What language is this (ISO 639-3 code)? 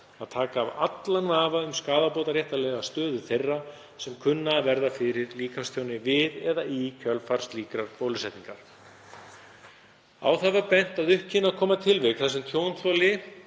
isl